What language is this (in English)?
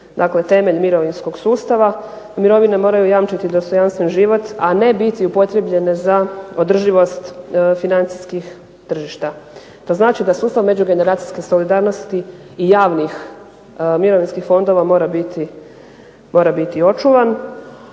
Croatian